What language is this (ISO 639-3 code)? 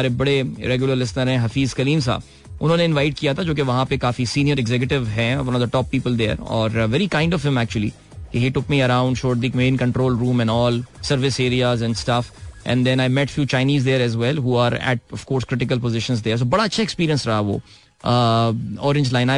hin